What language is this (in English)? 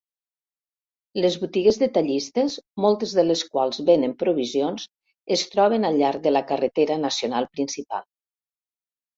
Catalan